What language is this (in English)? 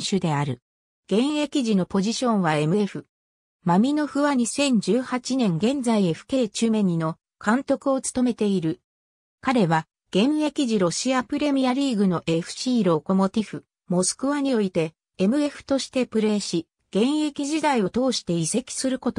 Japanese